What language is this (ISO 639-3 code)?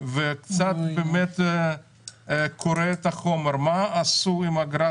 heb